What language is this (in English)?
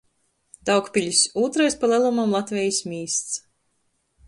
Latgalian